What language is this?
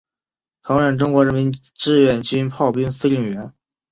Chinese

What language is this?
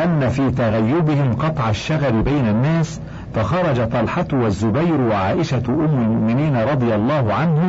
Arabic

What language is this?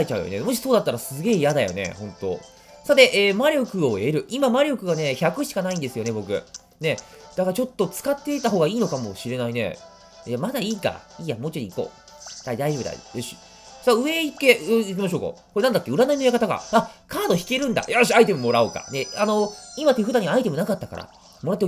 Japanese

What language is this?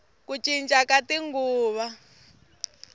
Tsonga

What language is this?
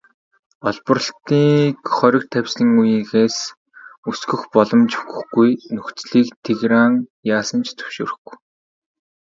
Mongolian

